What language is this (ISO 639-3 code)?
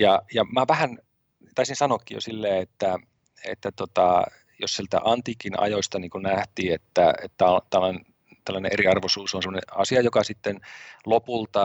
fin